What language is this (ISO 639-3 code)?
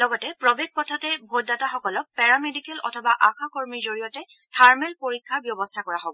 asm